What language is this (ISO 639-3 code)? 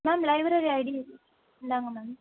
tam